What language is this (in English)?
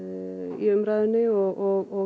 Icelandic